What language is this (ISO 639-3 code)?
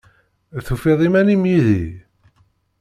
kab